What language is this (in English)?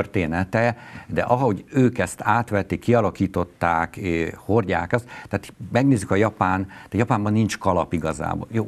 Hungarian